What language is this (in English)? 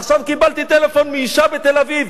Hebrew